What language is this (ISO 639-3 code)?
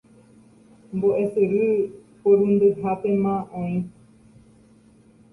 grn